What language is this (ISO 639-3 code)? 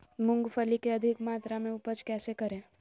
mag